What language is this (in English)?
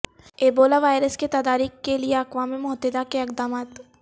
Urdu